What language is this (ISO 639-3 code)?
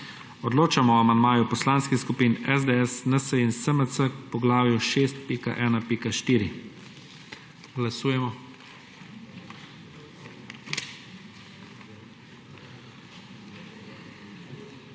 slv